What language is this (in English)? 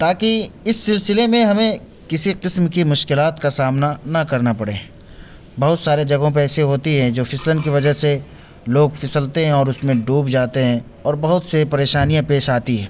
Urdu